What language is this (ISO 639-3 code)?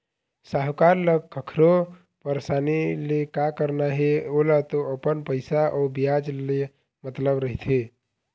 hne